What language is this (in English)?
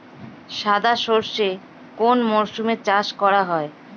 Bangla